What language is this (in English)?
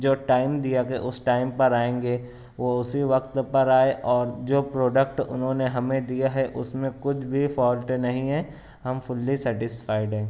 Urdu